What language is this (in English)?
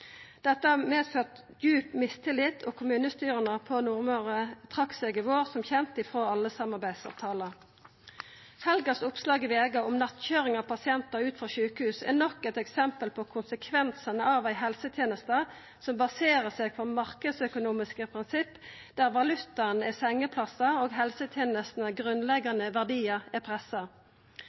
Norwegian Nynorsk